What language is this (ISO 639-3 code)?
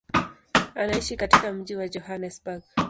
swa